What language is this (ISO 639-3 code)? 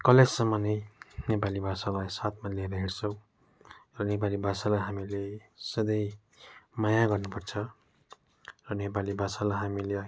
nep